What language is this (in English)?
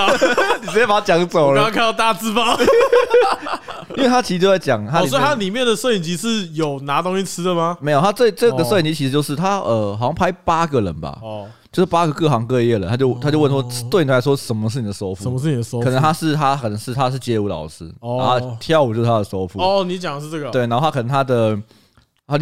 Chinese